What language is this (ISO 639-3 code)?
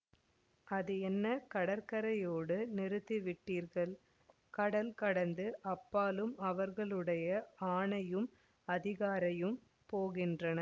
tam